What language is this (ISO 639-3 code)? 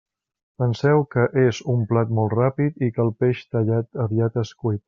cat